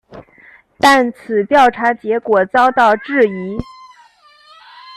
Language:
Chinese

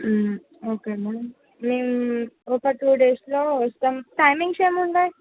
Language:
Telugu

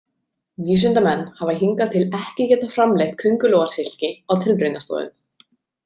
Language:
Icelandic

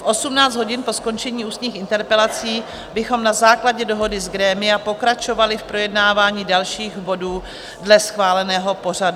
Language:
Czech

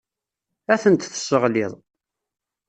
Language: Kabyle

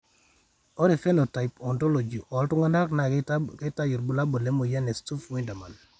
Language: Masai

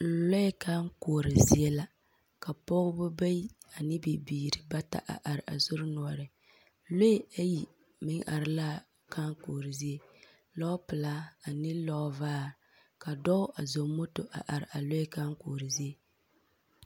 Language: Southern Dagaare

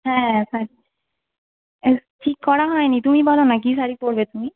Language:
Bangla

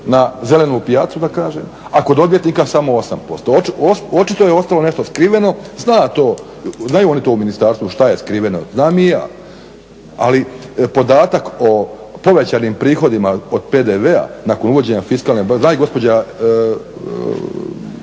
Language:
Croatian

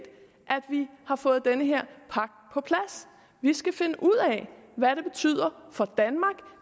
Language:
Danish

